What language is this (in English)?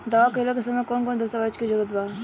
Bhojpuri